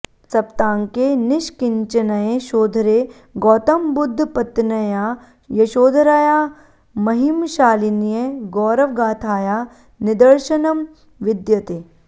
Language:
Sanskrit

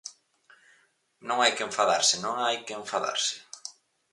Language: Galician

